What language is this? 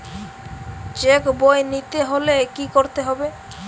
Bangla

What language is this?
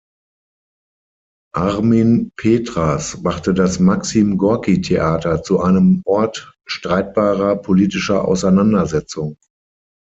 German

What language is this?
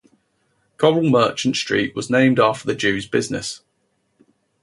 English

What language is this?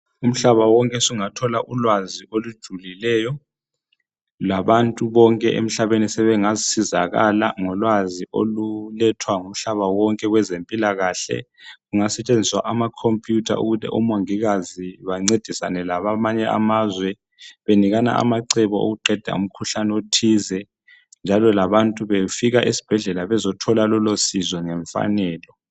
North Ndebele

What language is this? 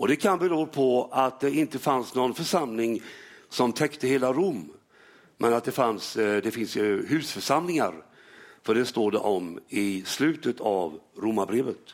Swedish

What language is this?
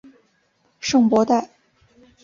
Chinese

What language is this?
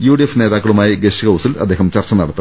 Malayalam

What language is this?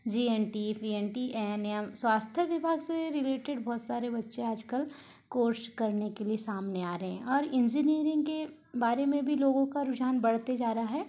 Hindi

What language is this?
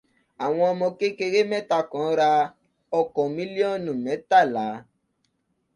Yoruba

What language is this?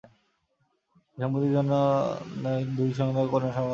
Bangla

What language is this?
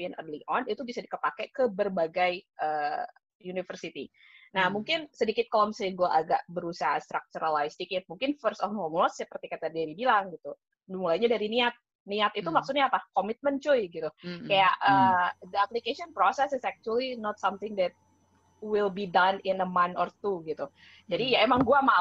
Indonesian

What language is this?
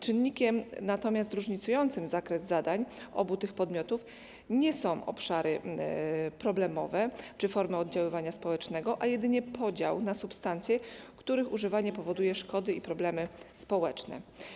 Polish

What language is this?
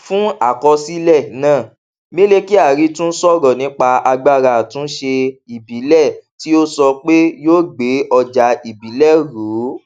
Yoruba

